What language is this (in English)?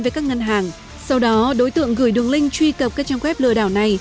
Vietnamese